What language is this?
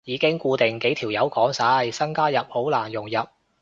Cantonese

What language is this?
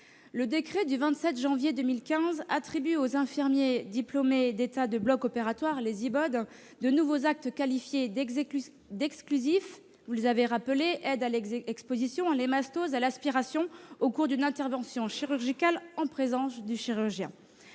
French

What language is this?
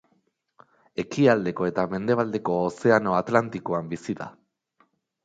Basque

